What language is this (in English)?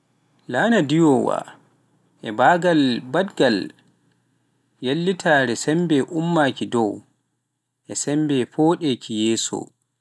Pular